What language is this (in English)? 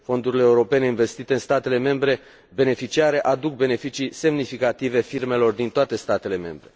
Romanian